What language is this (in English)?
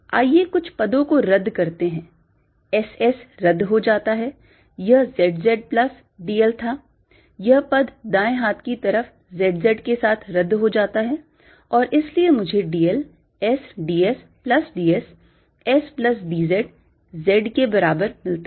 Hindi